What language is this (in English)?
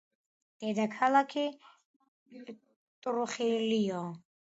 Georgian